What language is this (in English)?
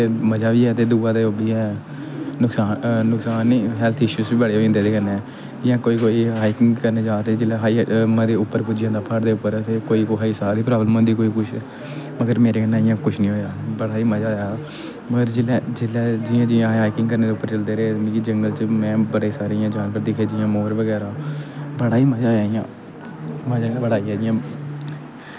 Dogri